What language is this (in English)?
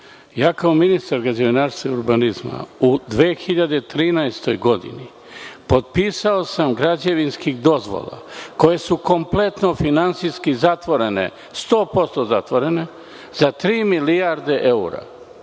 Serbian